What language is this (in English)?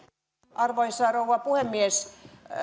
Finnish